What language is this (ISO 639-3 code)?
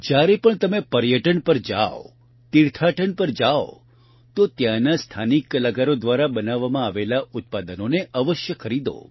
guj